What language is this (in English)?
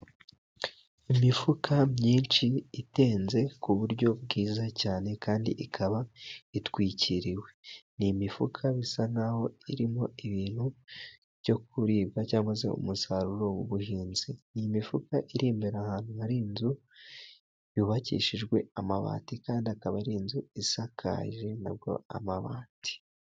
Kinyarwanda